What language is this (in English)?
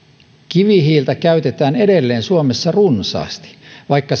Finnish